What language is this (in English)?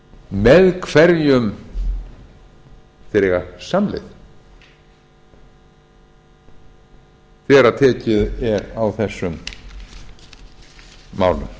Icelandic